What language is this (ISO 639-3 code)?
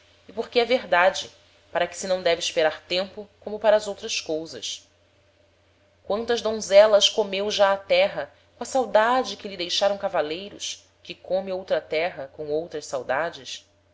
por